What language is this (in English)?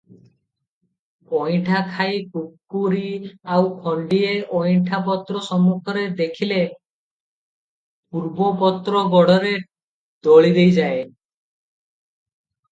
Odia